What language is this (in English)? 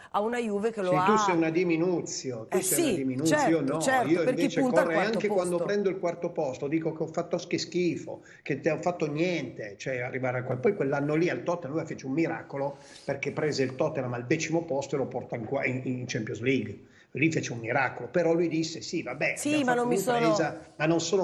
Italian